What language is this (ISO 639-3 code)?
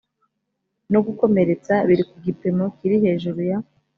kin